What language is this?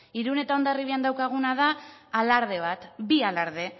Basque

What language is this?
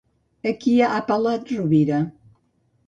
Catalan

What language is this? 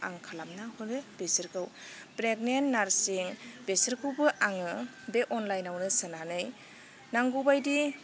Bodo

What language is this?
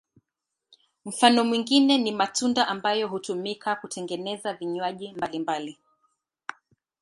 Swahili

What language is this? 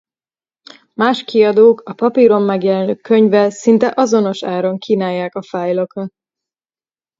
Hungarian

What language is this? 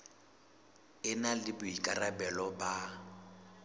Southern Sotho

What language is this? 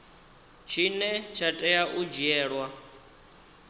Venda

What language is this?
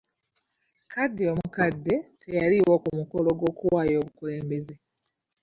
Ganda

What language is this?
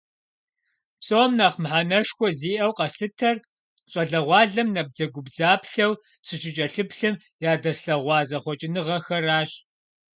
Kabardian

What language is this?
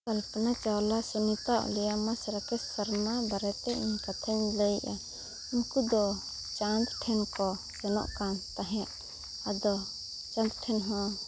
Santali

